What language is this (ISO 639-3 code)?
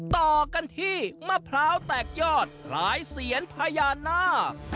tha